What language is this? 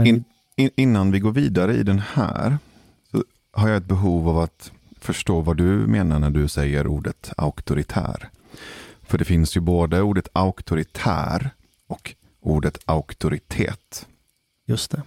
Swedish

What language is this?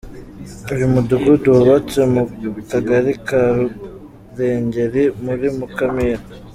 Kinyarwanda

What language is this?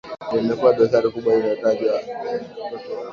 Swahili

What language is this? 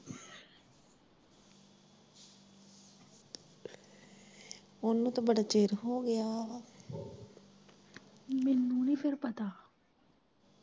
Punjabi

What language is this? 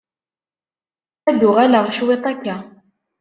Kabyle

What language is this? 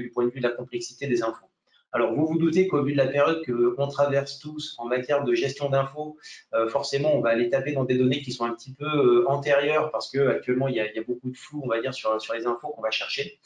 French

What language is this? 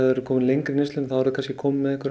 Icelandic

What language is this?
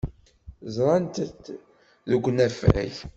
Kabyle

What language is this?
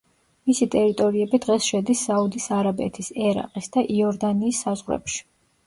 Georgian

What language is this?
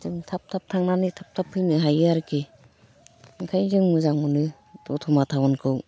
Bodo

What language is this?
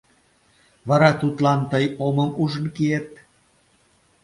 Mari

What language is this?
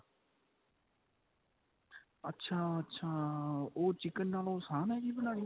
Punjabi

